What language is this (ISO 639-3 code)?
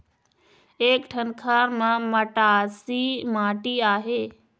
hne